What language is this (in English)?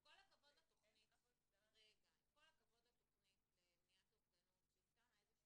Hebrew